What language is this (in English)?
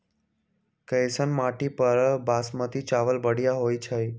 Magahi